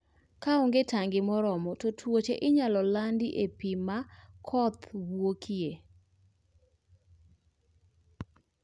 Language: Luo (Kenya and Tanzania)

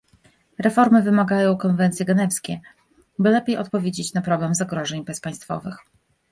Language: Polish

